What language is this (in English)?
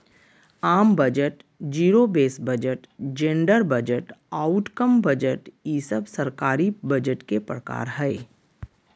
Magahi